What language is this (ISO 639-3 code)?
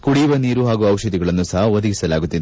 kan